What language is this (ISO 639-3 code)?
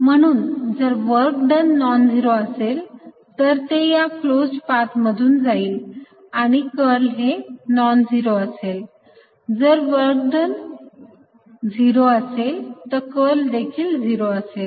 mar